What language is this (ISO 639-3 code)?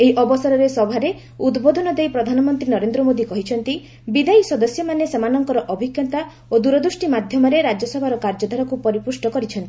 ori